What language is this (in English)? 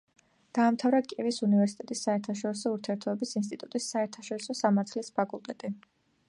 Georgian